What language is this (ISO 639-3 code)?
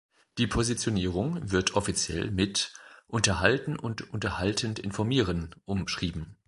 deu